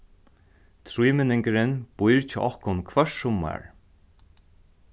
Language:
Faroese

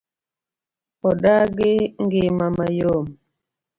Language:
Luo (Kenya and Tanzania)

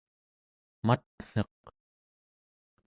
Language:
Central Yupik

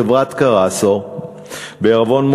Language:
Hebrew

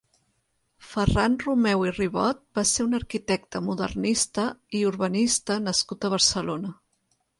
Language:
Catalan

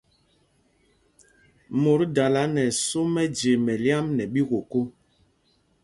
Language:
Mpumpong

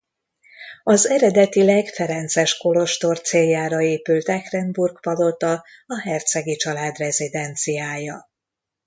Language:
Hungarian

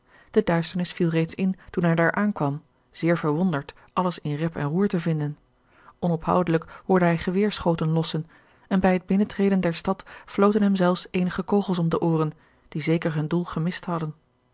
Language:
Dutch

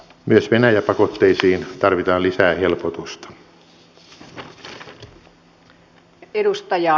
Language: Finnish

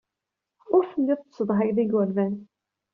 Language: Kabyle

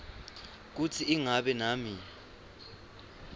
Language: Swati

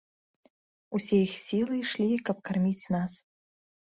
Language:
Belarusian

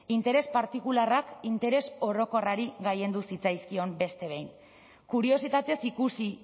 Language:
Basque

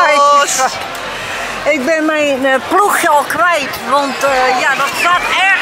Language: Dutch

